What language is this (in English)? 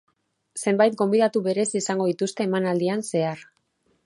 Basque